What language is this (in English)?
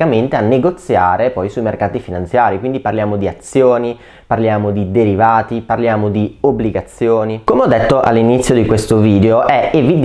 Italian